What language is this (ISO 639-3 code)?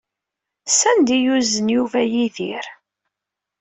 kab